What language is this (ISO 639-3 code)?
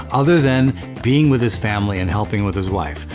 eng